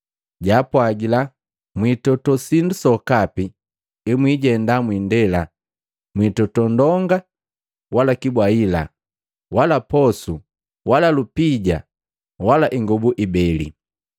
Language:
Matengo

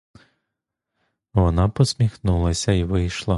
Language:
Ukrainian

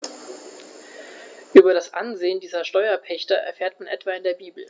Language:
German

